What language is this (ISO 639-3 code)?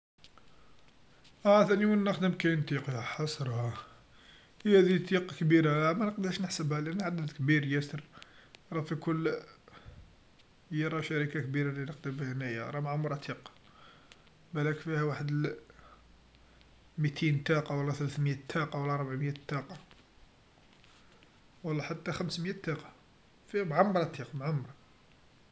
arq